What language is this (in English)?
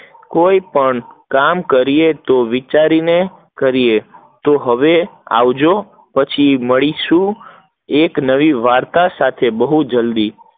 Gujarati